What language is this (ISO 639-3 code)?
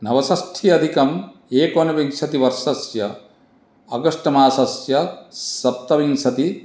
san